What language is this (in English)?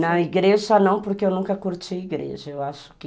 Portuguese